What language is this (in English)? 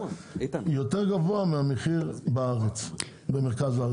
Hebrew